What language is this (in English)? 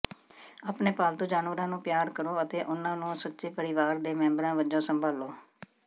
Punjabi